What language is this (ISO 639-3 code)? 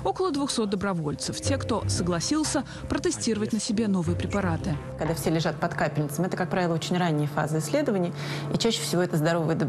rus